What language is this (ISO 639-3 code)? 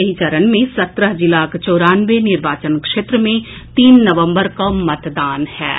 mai